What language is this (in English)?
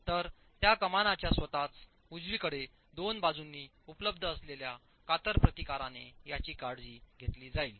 Marathi